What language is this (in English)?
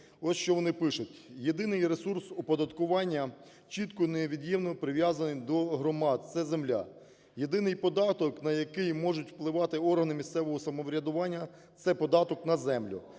Ukrainian